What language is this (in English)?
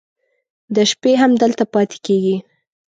Pashto